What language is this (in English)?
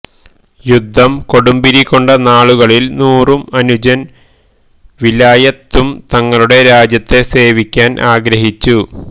Malayalam